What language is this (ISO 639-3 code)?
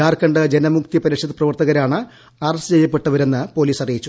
mal